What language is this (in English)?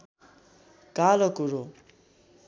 Nepali